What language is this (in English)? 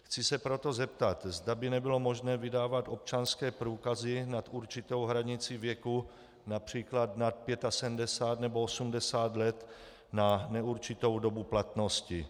Czech